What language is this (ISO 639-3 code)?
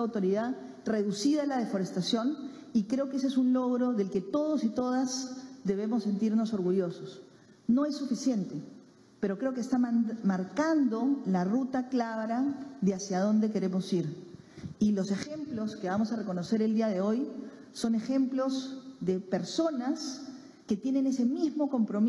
spa